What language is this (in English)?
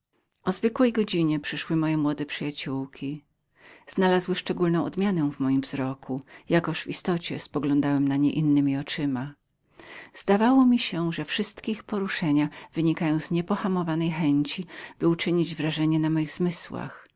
Polish